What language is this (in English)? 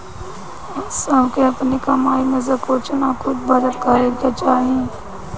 Bhojpuri